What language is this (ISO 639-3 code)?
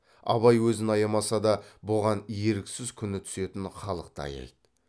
kaz